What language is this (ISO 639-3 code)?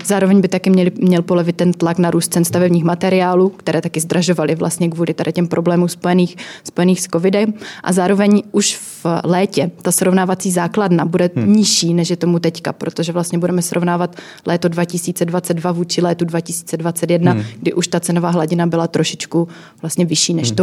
ces